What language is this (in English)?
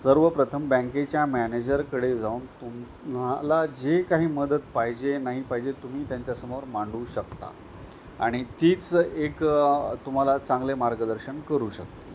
Marathi